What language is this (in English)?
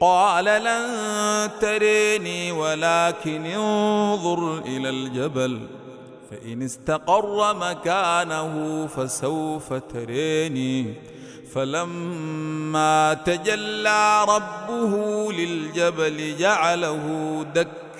Arabic